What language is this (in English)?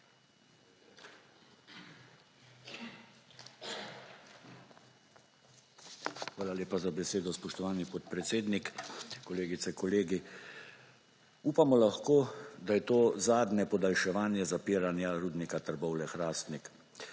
Slovenian